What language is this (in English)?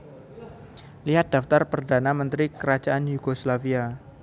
Javanese